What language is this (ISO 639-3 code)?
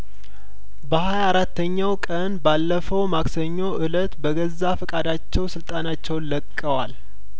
amh